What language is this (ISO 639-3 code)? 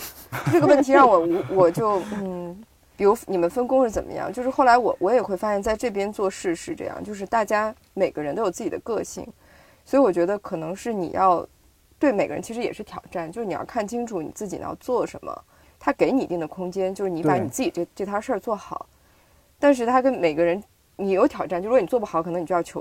zho